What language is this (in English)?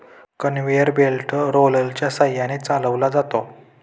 Marathi